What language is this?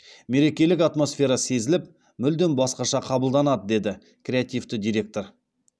Kazakh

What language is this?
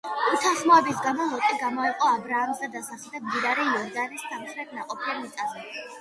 Georgian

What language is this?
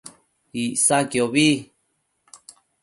Matsés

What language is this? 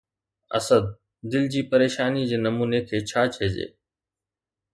Sindhi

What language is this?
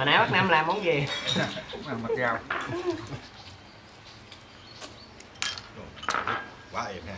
Vietnamese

